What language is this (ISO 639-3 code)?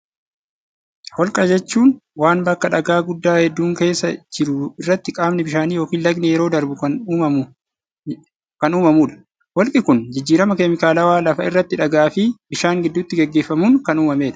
orm